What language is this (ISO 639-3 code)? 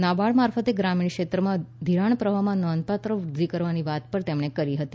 guj